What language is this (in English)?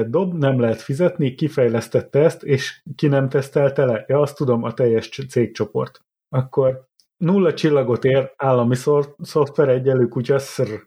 Hungarian